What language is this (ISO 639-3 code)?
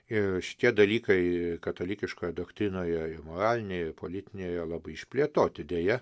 lit